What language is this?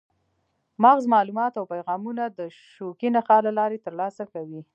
Pashto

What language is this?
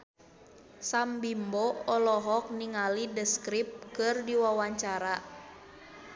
Sundanese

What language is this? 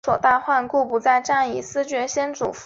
Chinese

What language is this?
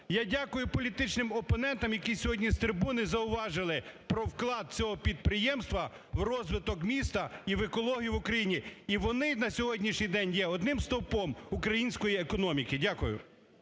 Ukrainian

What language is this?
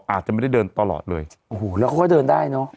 Thai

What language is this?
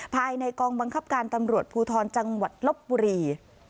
Thai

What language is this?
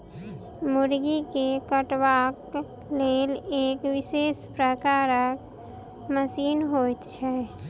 Maithili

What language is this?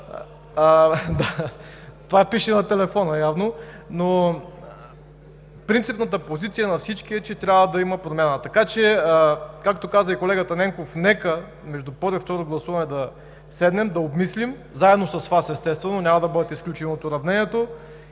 Bulgarian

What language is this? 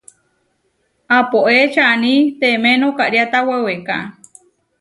Huarijio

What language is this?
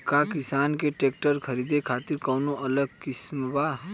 Bhojpuri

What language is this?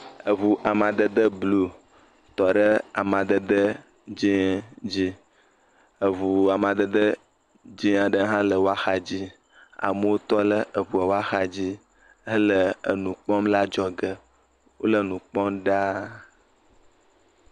Ewe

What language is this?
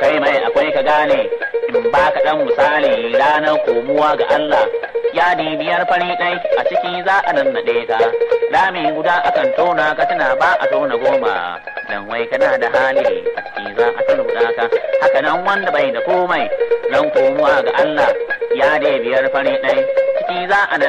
Arabic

